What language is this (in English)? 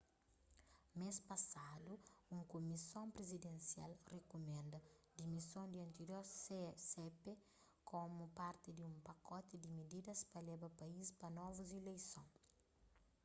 Kabuverdianu